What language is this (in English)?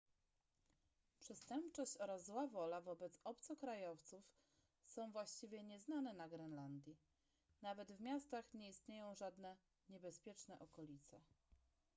Polish